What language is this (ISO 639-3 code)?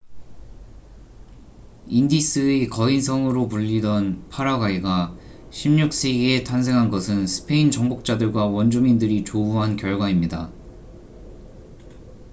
kor